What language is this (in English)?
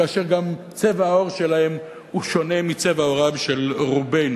Hebrew